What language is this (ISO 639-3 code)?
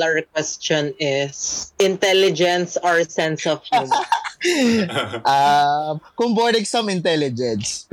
fil